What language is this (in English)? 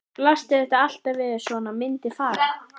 Icelandic